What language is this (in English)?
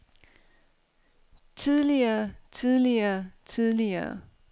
Danish